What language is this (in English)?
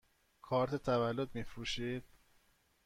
Persian